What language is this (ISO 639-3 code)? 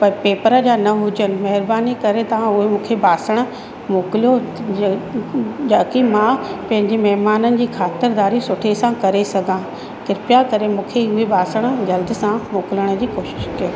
snd